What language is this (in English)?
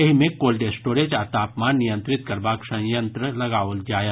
Maithili